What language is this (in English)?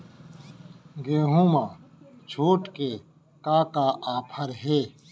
Chhattisgarhi